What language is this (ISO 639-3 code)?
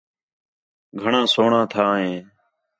xhe